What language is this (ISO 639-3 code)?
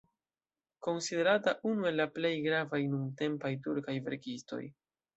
epo